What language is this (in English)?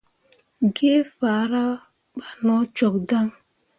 Mundang